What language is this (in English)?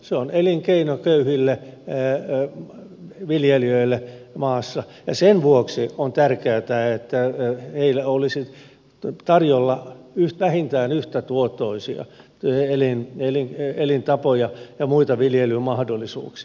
Finnish